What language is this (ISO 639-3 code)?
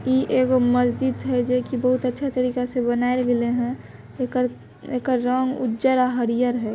mag